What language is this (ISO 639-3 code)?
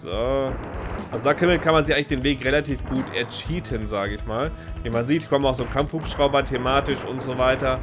deu